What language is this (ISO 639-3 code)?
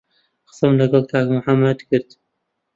ckb